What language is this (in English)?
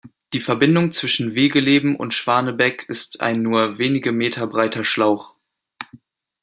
German